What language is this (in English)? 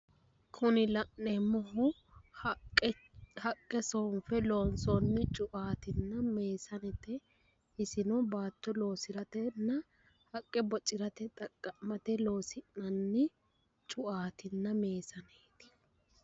Sidamo